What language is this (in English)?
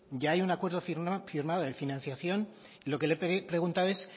Spanish